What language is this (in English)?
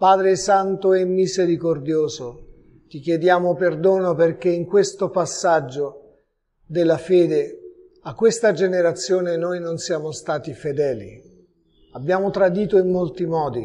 Italian